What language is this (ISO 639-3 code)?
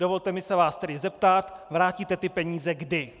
ces